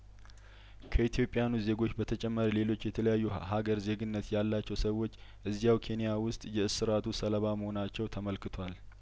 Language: Amharic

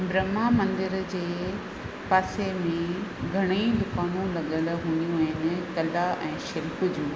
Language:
Sindhi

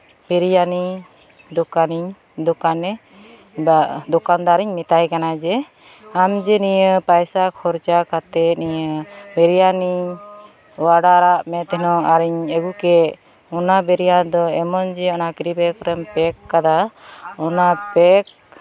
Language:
Santali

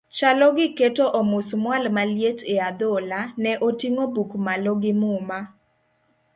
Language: Luo (Kenya and Tanzania)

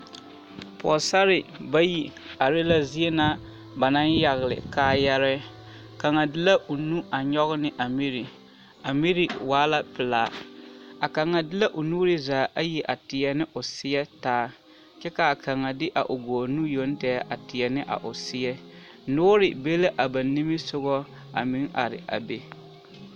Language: Southern Dagaare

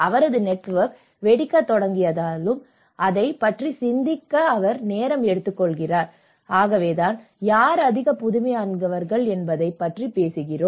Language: Tamil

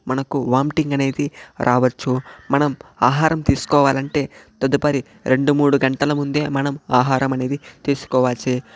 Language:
Telugu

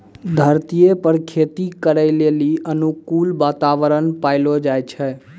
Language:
Maithili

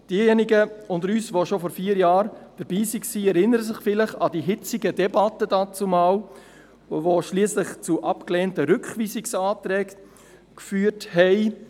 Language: Swiss German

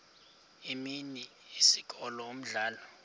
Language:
Xhosa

